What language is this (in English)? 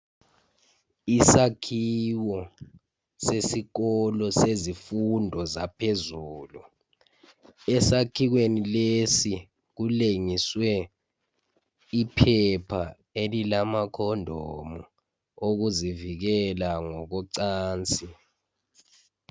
North Ndebele